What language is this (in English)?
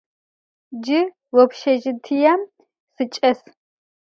Adyghe